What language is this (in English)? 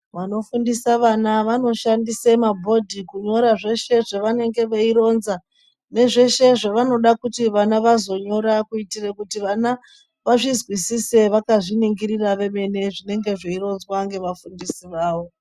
Ndau